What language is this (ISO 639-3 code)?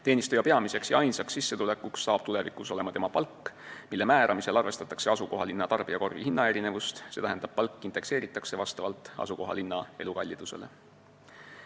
est